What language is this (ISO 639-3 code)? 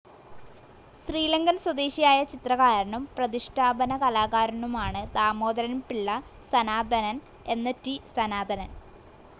mal